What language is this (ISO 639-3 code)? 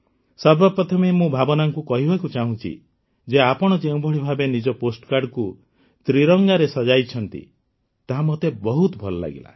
ori